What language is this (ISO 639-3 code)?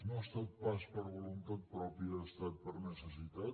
cat